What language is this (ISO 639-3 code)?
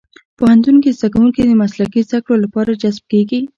pus